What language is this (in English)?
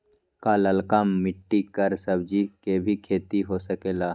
Magahi